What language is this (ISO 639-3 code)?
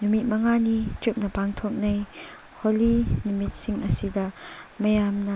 mni